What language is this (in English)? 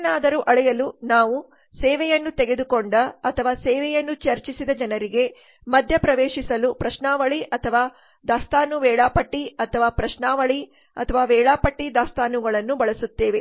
Kannada